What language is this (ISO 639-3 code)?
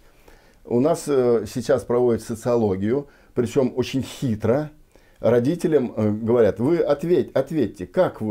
rus